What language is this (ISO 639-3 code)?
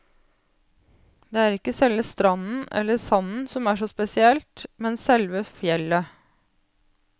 nor